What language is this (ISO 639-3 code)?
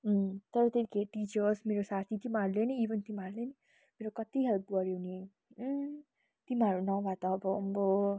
nep